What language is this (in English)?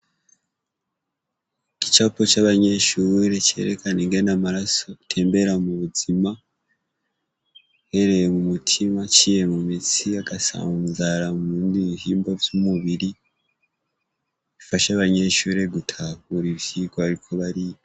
Rundi